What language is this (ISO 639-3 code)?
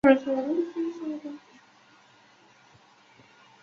zho